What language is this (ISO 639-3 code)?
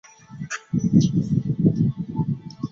zho